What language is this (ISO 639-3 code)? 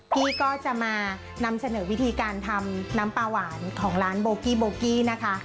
tha